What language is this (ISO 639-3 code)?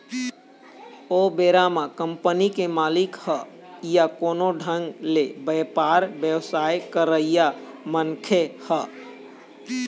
hne